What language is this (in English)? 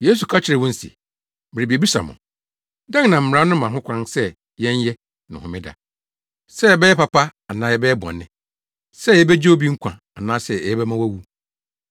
Akan